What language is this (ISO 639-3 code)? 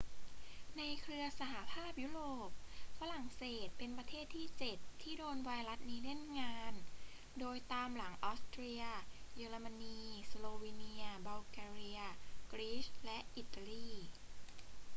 tha